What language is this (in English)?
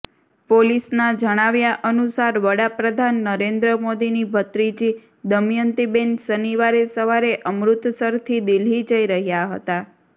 Gujarati